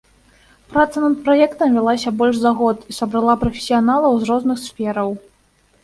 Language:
Belarusian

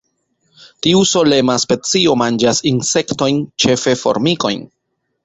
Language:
Esperanto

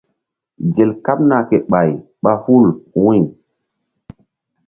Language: Mbum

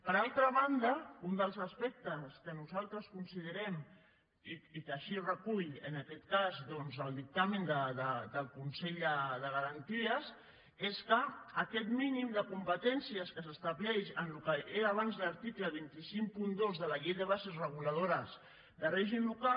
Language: Catalan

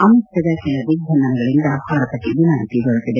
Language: Kannada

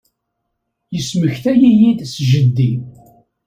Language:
Kabyle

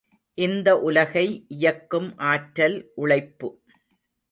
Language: Tamil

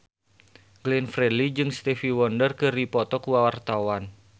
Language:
Sundanese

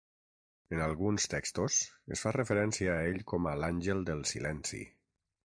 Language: Catalan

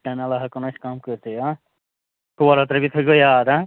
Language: Kashmiri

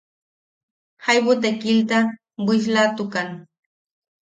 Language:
Yaqui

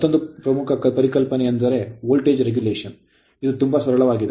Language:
Kannada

